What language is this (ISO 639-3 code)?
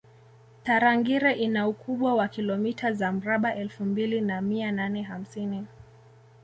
swa